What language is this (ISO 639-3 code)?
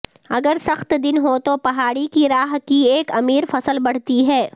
urd